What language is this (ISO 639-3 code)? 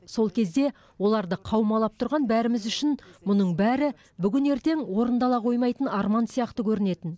kaz